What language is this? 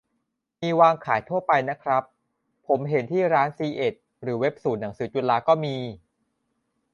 Thai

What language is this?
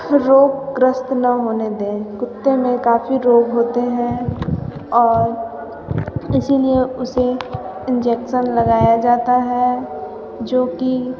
Hindi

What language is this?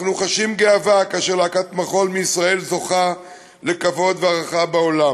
Hebrew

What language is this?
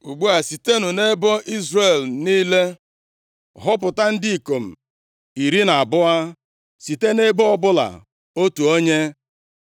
Igbo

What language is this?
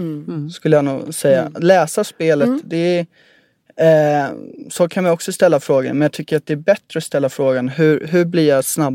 Swedish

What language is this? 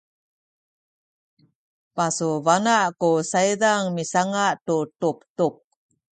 Sakizaya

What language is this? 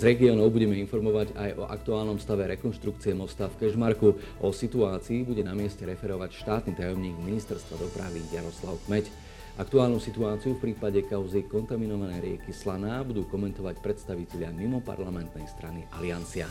Slovak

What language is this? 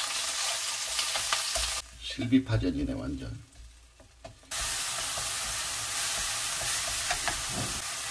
Korean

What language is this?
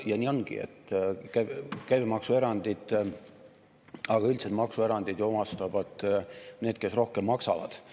Estonian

